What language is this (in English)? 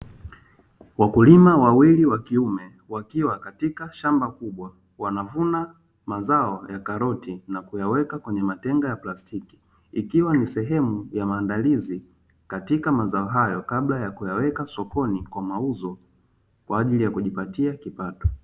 Swahili